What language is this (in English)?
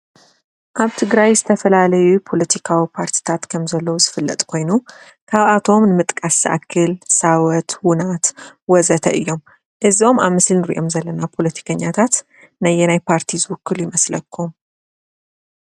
Tigrinya